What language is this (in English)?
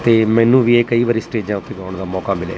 Punjabi